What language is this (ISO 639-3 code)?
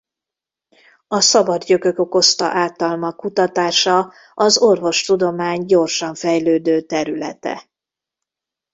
hun